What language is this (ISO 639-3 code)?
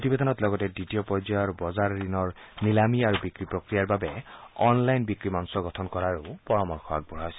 asm